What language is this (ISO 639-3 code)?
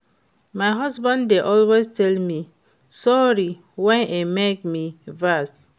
pcm